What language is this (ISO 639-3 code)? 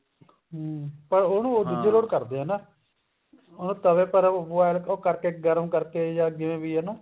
pan